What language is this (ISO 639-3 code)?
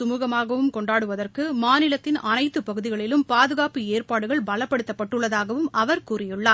tam